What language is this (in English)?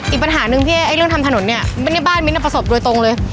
Thai